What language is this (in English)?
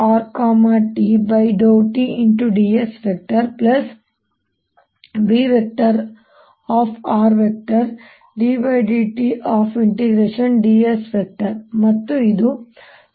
Kannada